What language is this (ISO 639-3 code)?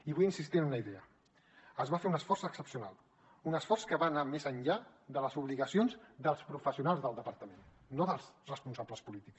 cat